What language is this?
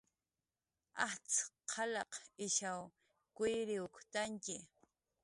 Jaqaru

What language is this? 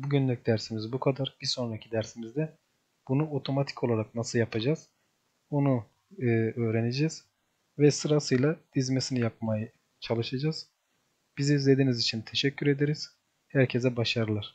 Turkish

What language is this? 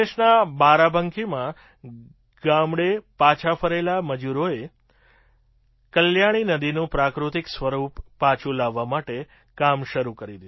Gujarati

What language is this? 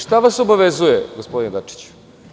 Serbian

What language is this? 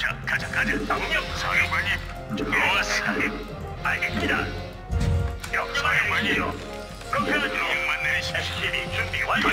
Korean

